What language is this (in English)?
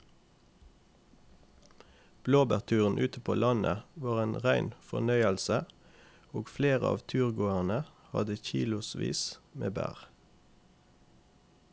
Norwegian